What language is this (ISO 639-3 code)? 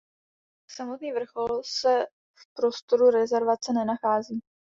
ces